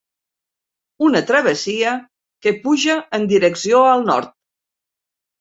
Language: Catalan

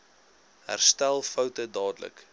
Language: Afrikaans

